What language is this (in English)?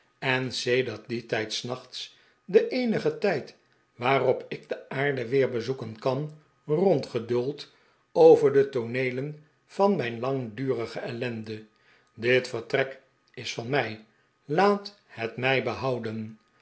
Dutch